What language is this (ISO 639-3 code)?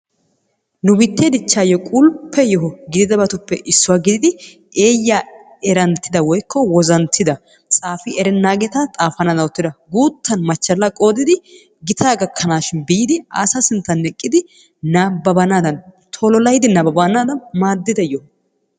wal